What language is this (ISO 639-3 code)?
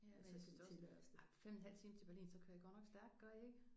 dan